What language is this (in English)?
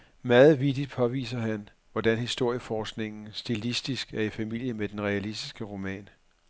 Danish